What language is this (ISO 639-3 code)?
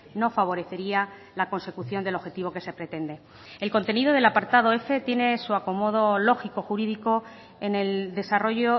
spa